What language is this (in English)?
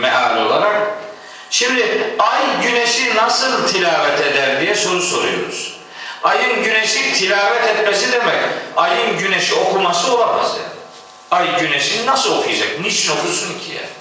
Turkish